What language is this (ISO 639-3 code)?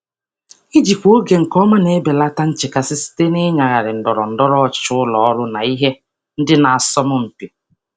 ibo